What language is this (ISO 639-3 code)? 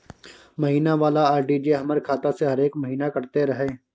mai